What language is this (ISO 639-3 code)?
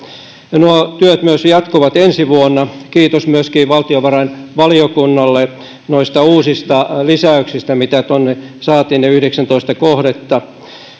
fin